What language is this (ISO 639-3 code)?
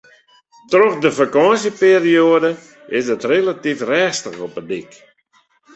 fry